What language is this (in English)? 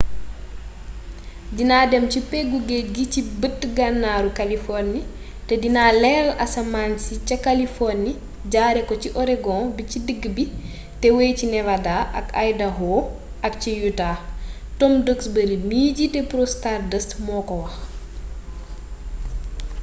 Wolof